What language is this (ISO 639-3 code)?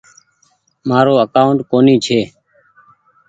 gig